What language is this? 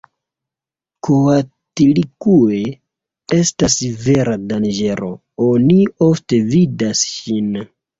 Esperanto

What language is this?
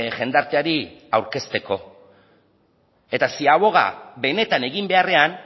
Basque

